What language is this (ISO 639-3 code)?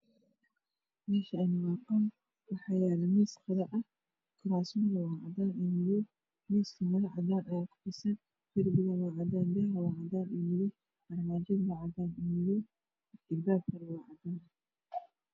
som